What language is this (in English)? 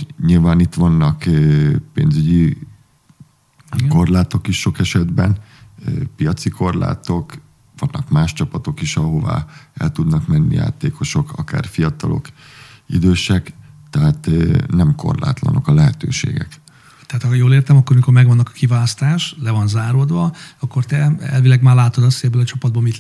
Hungarian